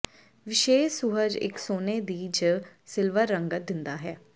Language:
Punjabi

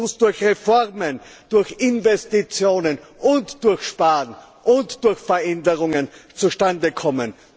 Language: German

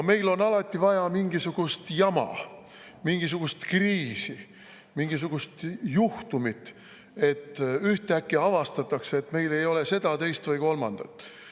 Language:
Estonian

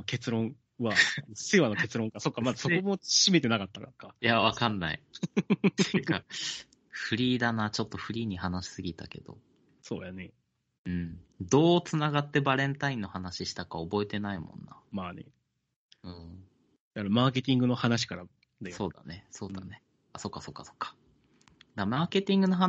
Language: Japanese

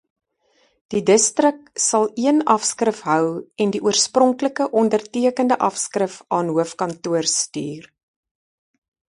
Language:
Afrikaans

